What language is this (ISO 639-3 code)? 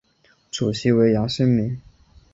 zho